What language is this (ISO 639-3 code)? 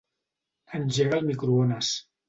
cat